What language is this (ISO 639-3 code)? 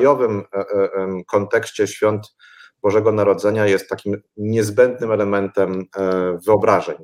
pol